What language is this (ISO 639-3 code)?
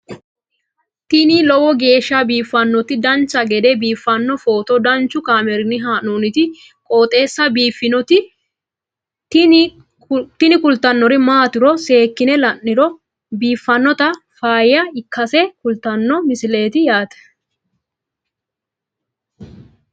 sid